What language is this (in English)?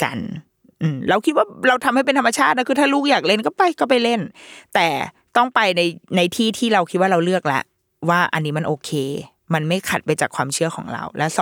Thai